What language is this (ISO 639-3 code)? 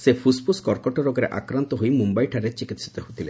ori